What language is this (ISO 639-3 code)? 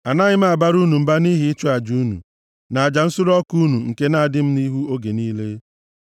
ibo